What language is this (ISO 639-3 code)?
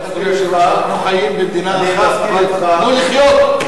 heb